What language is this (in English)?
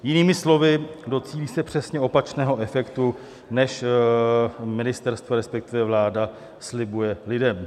Czech